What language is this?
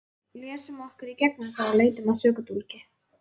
Icelandic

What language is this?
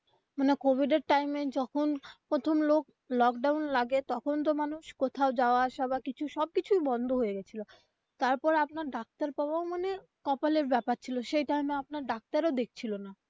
Bangla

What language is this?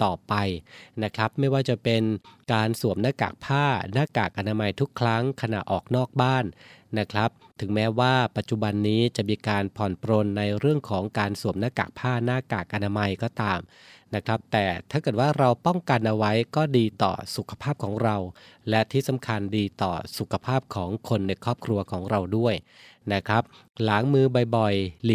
Thai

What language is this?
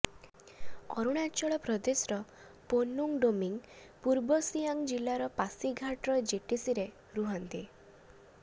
Odia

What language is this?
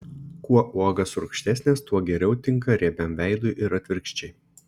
Lithuanian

